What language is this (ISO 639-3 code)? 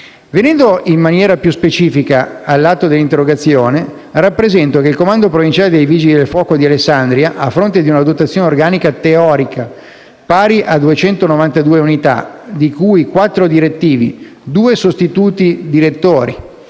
ita